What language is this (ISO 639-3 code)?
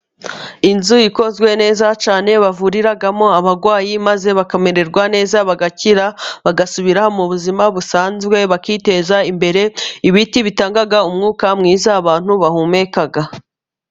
kin